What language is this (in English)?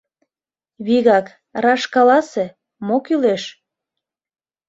Mari